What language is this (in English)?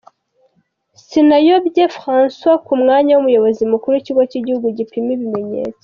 Kinyarwanda